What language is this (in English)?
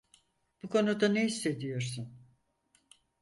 Turkish